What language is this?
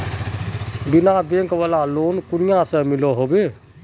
Magahi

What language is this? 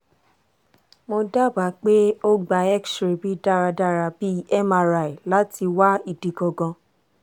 Yoruba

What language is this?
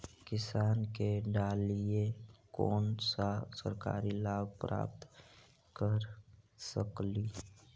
Magahi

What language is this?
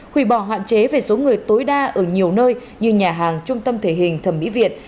Vietnamese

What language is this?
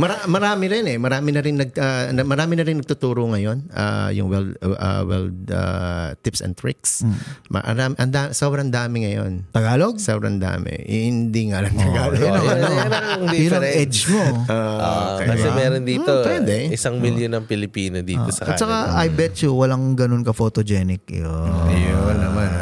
Filipino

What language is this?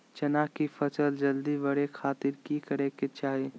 Magahi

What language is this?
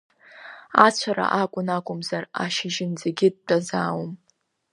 Abkhazian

